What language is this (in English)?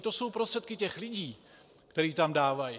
Czech